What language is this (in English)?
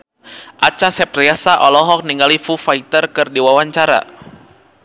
Sundanese